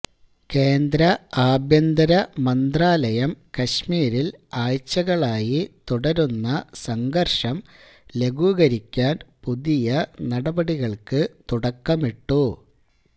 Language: Malayalam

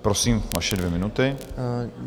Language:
Czech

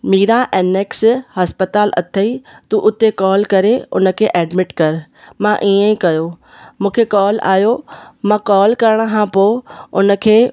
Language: Sindhi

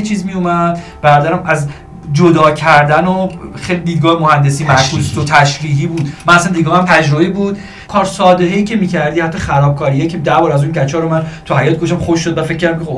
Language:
Persian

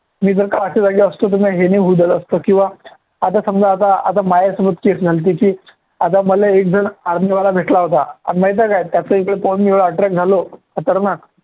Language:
Marathi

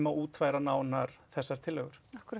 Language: Icelandic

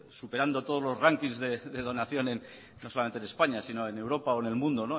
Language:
Spanish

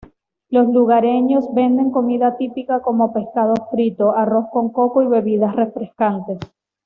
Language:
Spanish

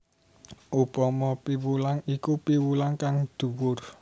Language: Javanese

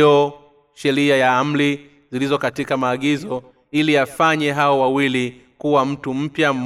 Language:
Swahili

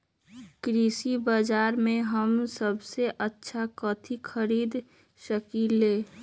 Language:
Magahi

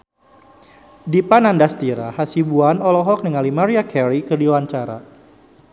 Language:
Sundanese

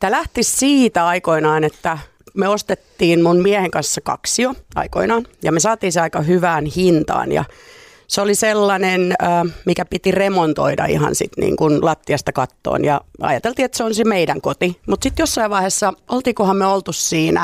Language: Finnish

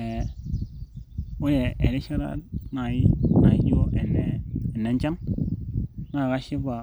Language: Masai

